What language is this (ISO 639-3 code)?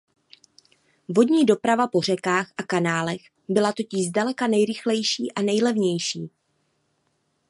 ces